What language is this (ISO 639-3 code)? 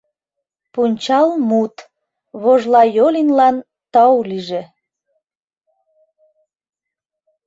chm